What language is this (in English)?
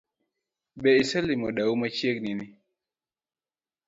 Luo (Kenya and Tanzania)